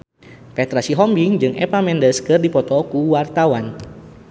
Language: Sundanese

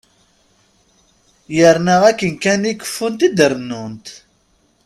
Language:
Kabyle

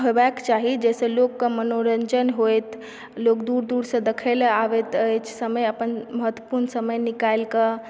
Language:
Maithili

